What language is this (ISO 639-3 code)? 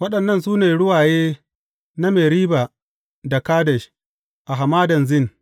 hau